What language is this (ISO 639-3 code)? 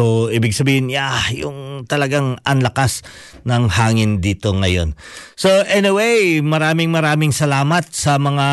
fil